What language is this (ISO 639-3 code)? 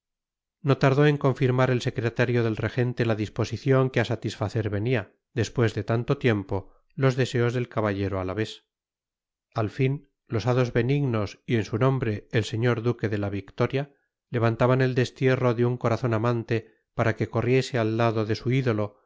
spa